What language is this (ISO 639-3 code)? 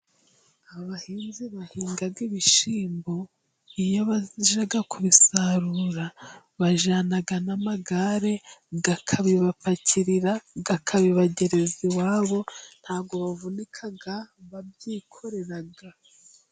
kin